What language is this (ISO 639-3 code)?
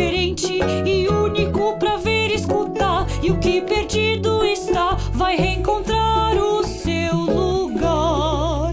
por